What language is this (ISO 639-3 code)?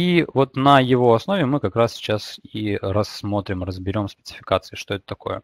rus